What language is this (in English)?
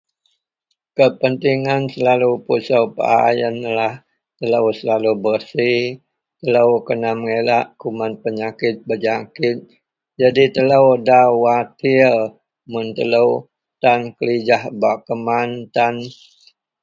Central Melanau